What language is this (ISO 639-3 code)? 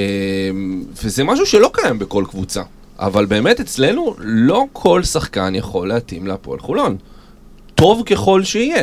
heb